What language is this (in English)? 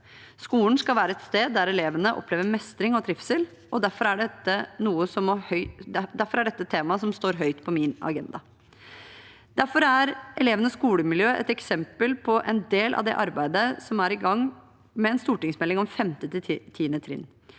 Norwegian